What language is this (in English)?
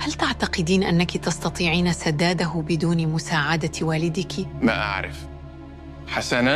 Arabic